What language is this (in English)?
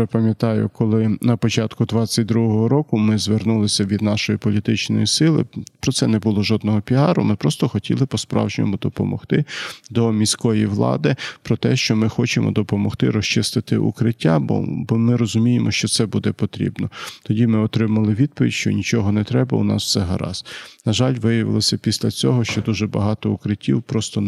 Ukrainian